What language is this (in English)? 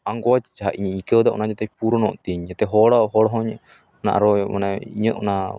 Santali